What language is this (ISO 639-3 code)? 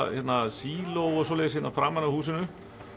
isl